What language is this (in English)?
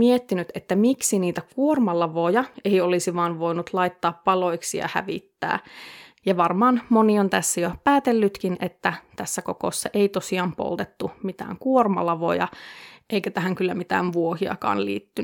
Finnish